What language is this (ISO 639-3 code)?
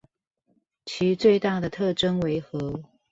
zho